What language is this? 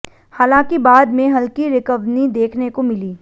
Hindi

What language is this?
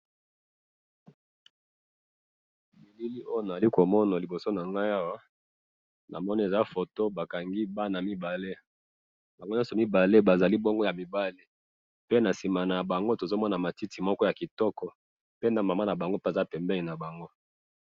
Lingala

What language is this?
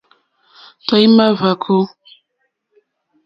Mokpwe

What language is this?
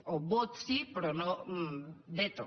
Catalan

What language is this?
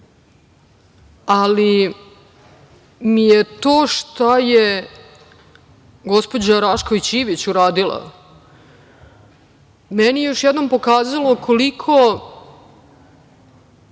Serbian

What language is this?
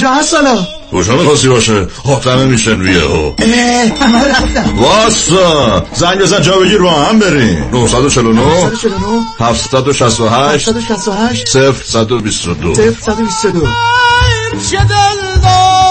Persian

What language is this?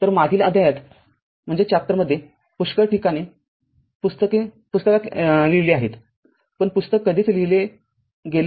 Marathi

